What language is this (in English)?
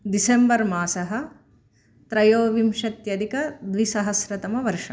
Sanskrit